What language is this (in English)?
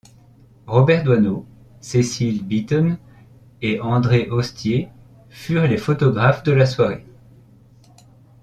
French